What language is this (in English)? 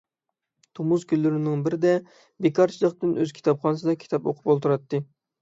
Uyghur